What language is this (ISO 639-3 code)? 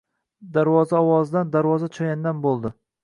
uzb